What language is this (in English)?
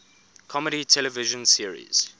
English